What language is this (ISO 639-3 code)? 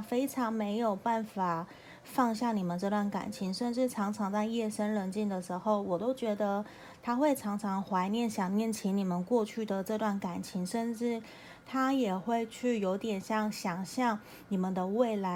zho